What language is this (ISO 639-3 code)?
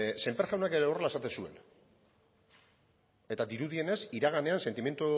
eus